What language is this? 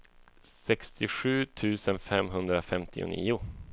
Swedish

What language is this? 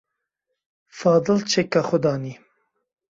Kurdish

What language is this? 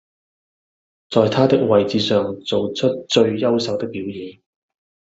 Cantonese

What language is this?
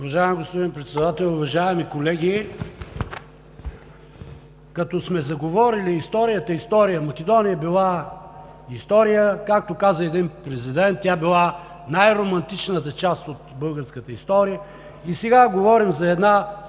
Bulgarian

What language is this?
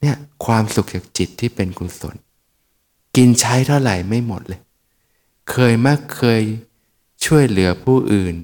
Thai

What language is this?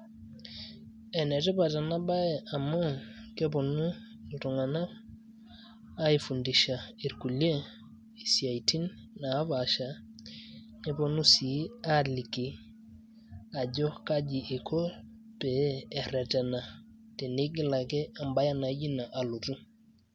Masai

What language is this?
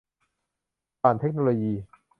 Thai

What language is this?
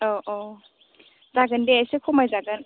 Bodo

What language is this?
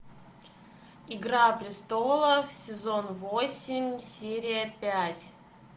Russian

